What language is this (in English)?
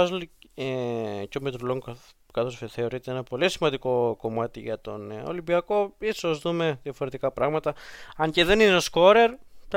Greek